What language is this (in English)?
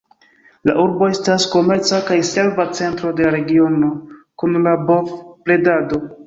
Esperanto